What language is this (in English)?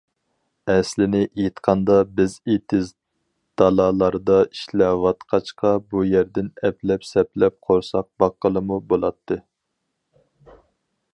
Uyghur